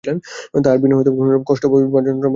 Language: Bangla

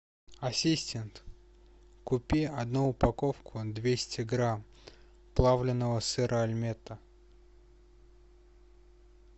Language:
Russian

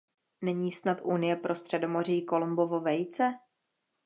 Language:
Czech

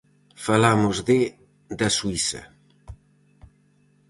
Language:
Galician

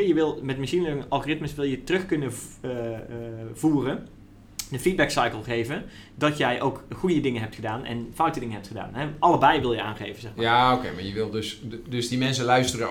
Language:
Dutch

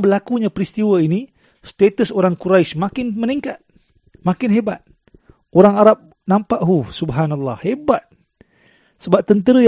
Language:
Malay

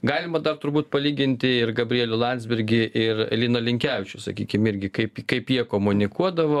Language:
Lithuanian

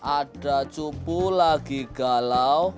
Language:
Indonesian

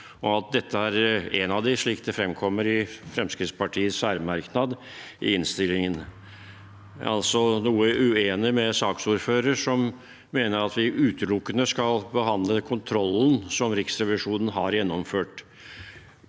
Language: Norwegian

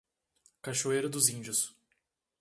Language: Portuguese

